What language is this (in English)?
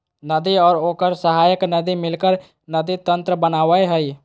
Magahi